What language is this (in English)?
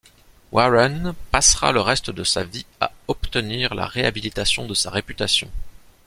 French